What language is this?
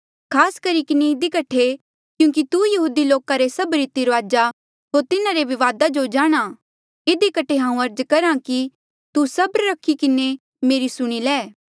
Mandeali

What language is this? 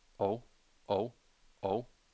Danish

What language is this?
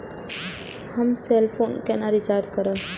Maithili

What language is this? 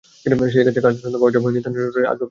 Bangla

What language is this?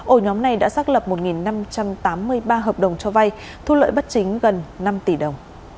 Vietnamese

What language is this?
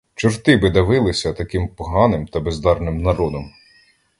Ukrainian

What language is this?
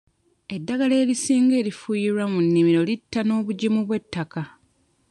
Ganda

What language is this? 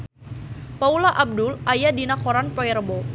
Sundanese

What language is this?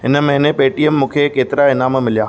Sindhi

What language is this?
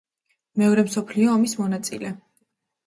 Georgian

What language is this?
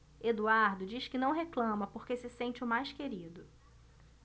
Portuguese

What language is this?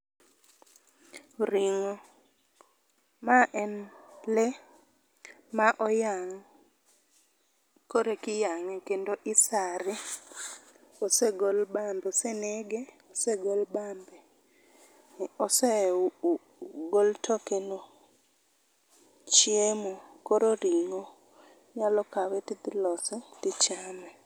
Luo (Kenya and Tanzania)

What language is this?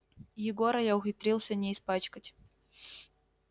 Russian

